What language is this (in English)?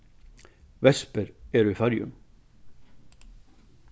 Faroese